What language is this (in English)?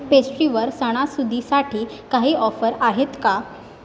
Marathi